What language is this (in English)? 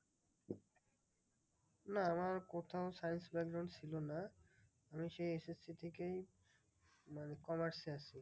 Bangla